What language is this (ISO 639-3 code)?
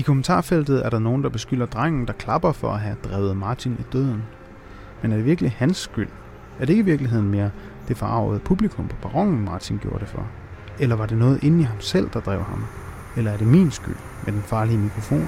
dan